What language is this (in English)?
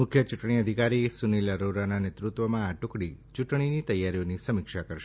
Gujarati